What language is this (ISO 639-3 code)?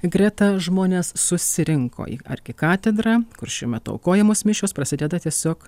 lit